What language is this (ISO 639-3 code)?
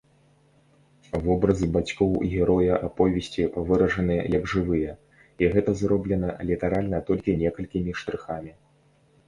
bel